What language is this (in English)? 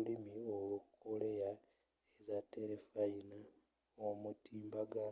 Ganda